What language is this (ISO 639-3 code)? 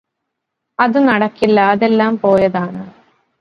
mal